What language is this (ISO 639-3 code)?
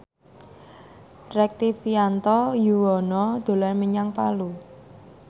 jav